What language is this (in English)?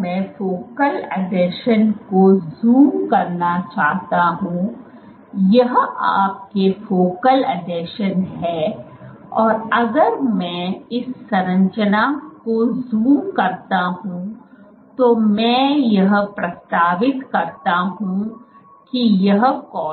Hindi